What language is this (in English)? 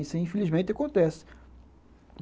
Portuguese